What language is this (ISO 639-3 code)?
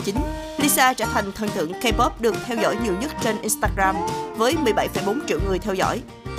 vie